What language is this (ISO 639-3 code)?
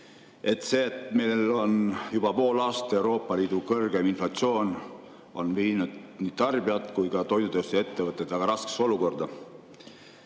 est